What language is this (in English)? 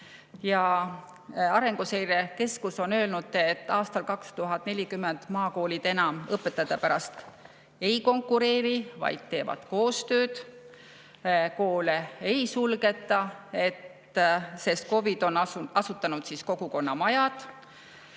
Estonian